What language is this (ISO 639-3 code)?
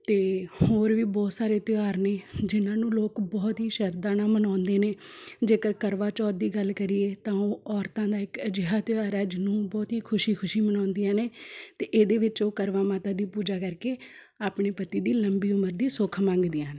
pan